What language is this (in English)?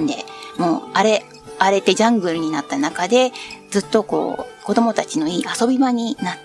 Japanese